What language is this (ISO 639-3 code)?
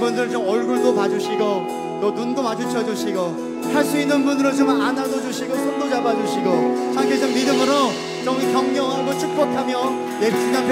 kor